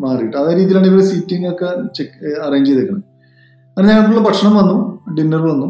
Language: Malayalam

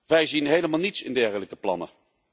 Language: Dutch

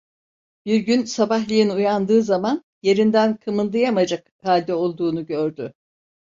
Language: Turkish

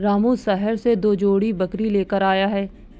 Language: Hindi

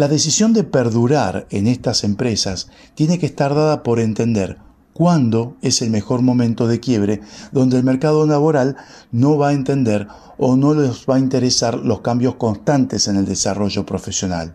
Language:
Spanish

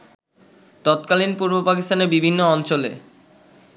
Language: Bangla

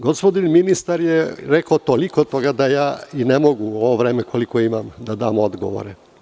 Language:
Serbian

